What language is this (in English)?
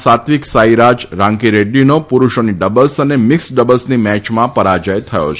Gujarati